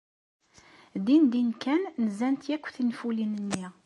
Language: Kabyle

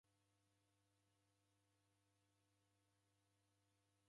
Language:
Taita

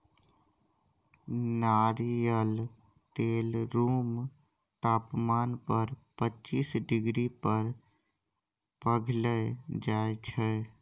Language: Maithili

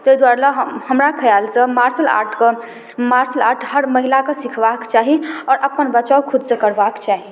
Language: Maithili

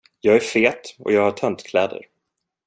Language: Swedish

